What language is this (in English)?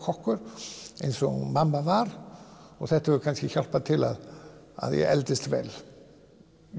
Icelandic